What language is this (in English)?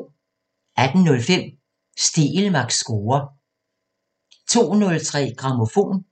Danish